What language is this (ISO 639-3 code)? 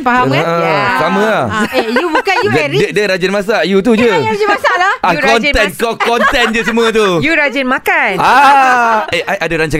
msa